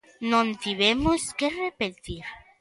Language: Galician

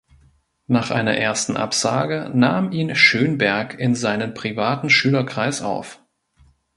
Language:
German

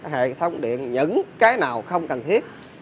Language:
Vietnamese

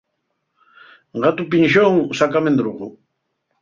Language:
Asturian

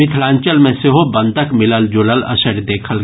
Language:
Maithili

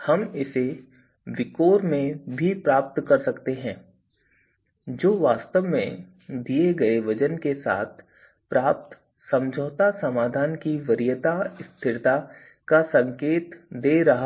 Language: Hindi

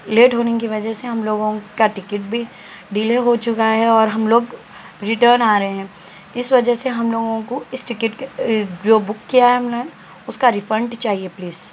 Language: Urdu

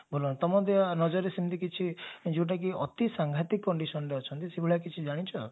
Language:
Odia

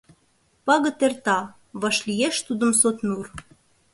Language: Mari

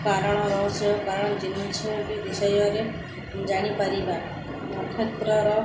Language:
Odia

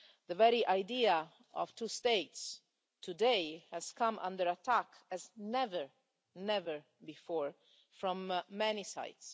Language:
English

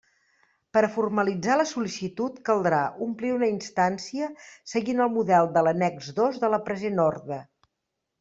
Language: Catalan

